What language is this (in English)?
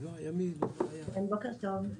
Hebrew